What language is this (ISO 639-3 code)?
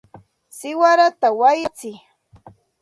qxt